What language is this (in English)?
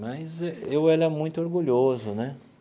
Portuguese